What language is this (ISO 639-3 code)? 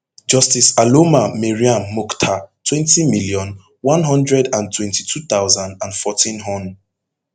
pcm